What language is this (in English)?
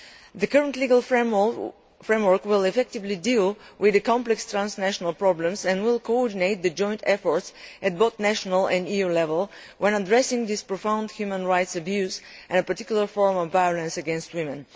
English